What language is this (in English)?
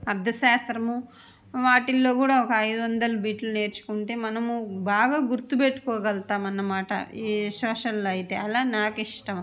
Telugu